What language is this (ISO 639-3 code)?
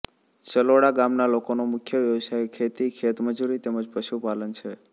guj